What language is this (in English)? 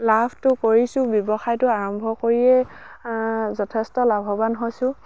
Assamese